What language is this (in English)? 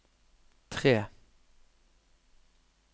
Norwegian